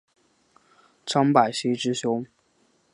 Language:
Chinese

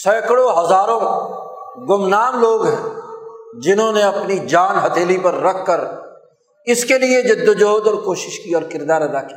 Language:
Urdu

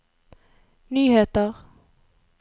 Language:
Norwegian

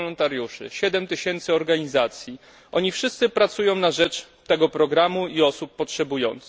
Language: Polish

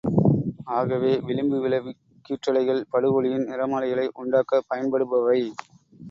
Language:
Tamil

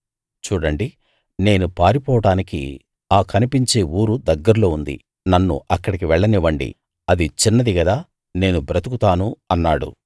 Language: Telugu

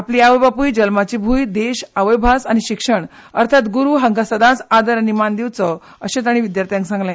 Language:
Konkani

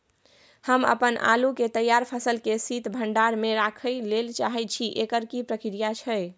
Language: Maithili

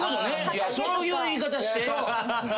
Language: Japanese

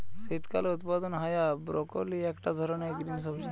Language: Bangla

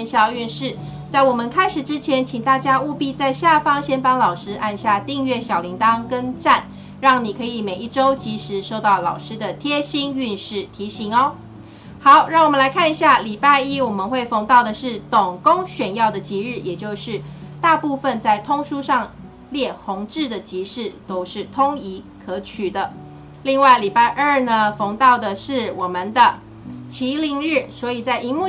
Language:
Chinese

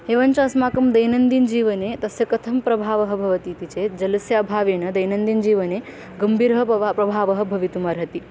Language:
Sanskrit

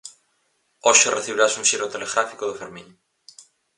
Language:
Galician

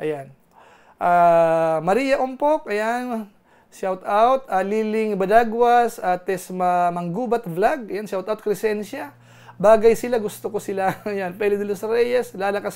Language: Filipino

